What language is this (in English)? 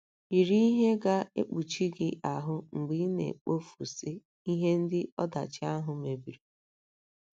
Igbo